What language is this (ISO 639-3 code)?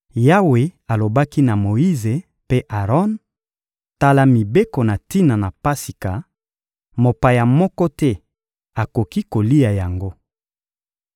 lin